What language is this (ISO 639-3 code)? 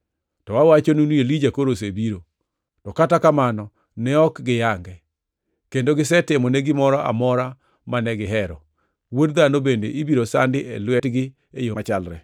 luo